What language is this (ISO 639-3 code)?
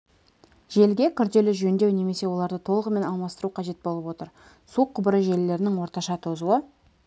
kaz